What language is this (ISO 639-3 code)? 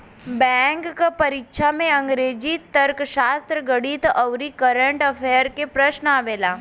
bho